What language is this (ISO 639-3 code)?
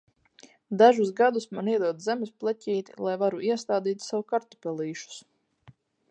lav